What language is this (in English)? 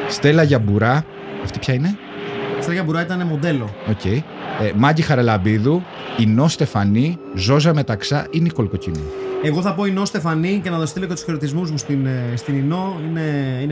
Greek